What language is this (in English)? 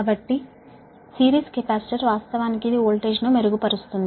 Telugu